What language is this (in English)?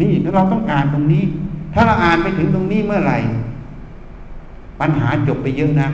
Thai